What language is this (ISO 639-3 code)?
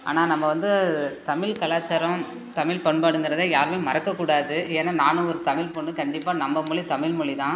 tam